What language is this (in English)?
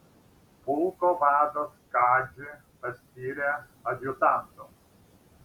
Lithuanian